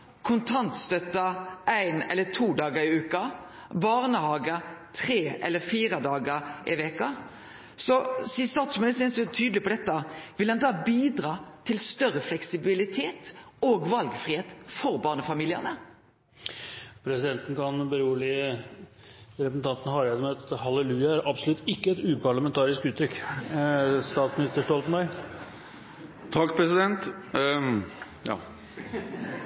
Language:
Norwegian Nynorsk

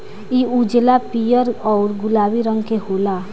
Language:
Bhojpuri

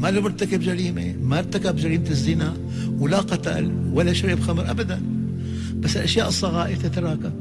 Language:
Arabic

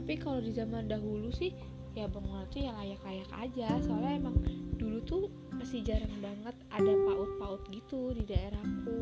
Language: Indonesian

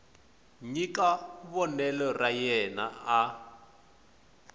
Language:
Tsonga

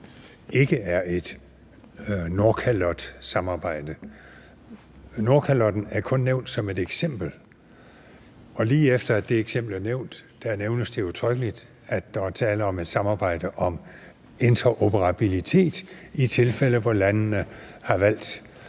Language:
Danish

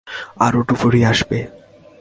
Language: Bangla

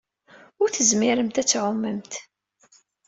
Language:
Kabyle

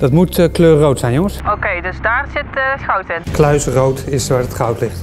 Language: Dutch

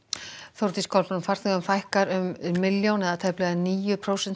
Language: Icelandic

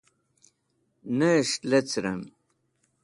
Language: Wakhi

